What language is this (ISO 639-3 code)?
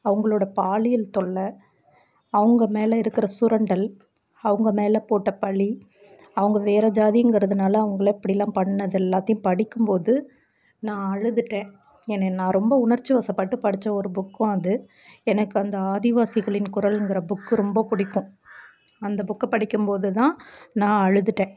tam